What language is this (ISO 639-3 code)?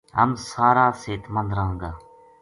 gju